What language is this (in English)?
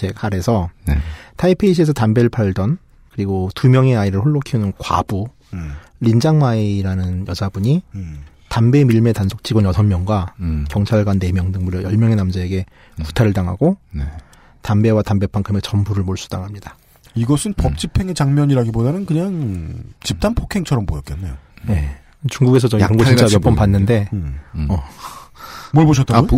Korean